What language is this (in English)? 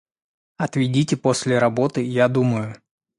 Russian